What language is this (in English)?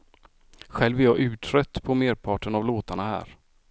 Swedish